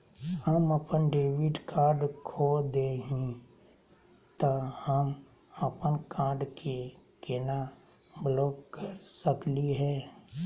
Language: Magahi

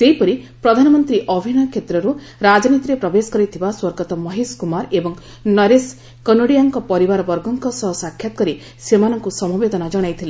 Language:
Odia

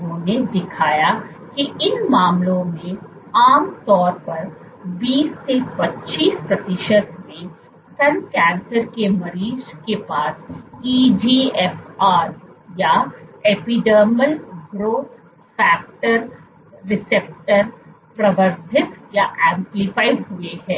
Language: Hindi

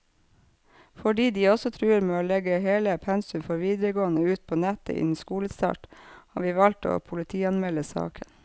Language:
Norwegian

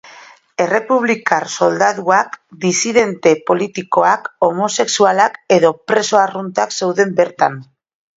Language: Basque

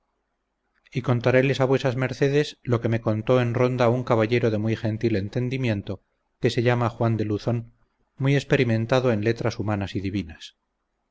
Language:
Spanish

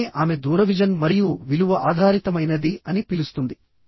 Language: Telugu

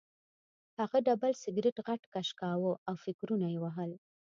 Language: Pashto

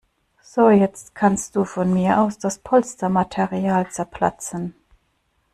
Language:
German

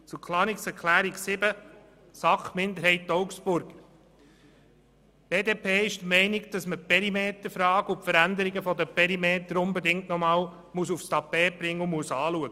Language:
Swiss German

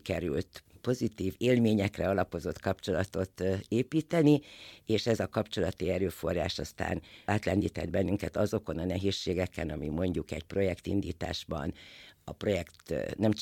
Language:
Hungarian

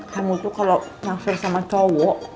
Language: Indonesian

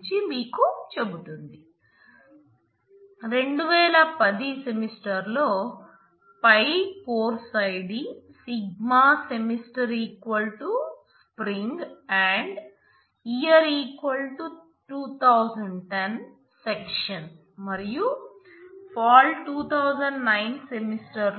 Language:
Telugu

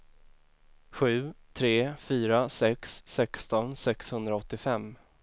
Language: Swedish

